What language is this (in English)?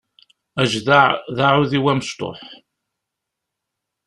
Kabyle